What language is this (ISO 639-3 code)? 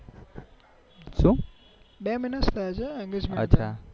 guj